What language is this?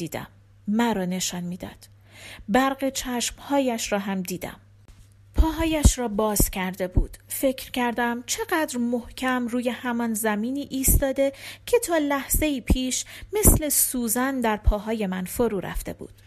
Persian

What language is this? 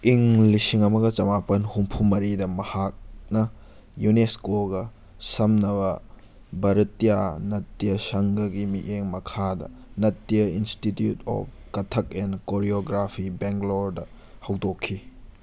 Manipuri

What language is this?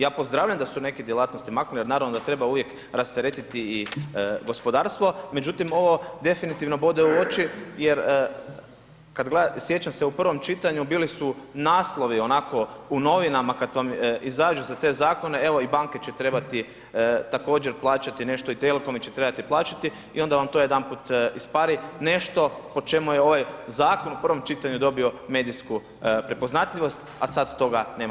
Croatian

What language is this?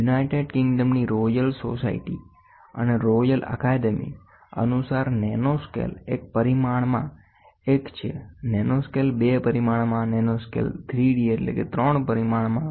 Gujarati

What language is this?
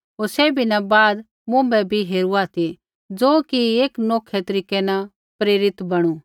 Kullu Pahari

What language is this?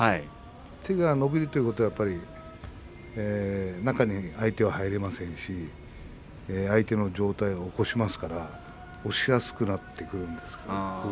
Japanese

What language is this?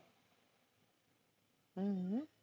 Marathi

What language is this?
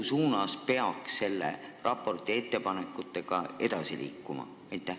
Estonian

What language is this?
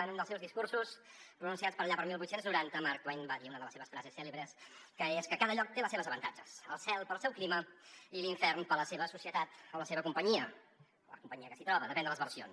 Catalan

